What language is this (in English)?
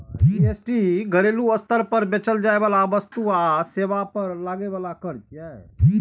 Maithili